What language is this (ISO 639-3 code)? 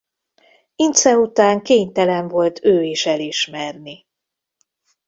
hun